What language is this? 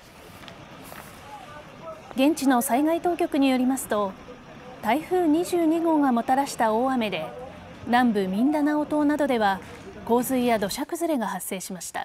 Japanese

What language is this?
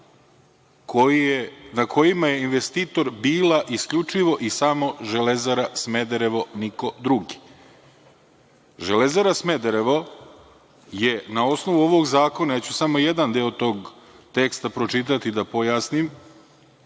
Serbian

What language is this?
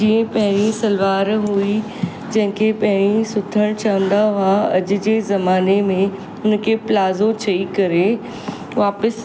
Sindhi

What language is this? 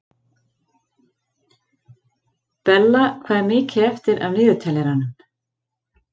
Icelandic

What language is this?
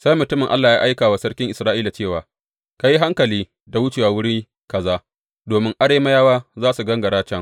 Hausa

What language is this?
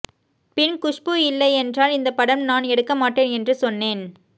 Tamil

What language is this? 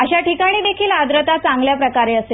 Marathi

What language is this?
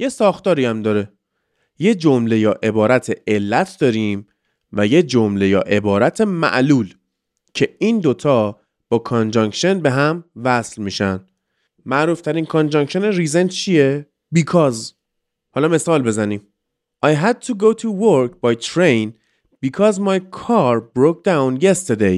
Persian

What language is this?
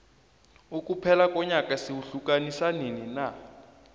South Ndebele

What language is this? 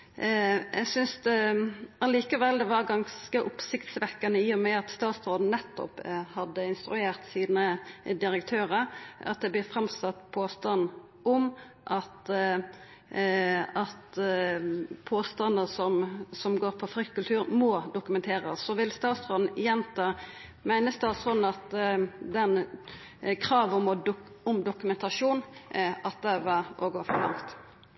Norwegian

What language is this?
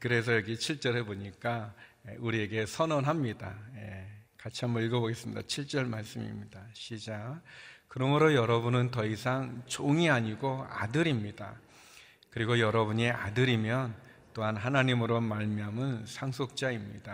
Korean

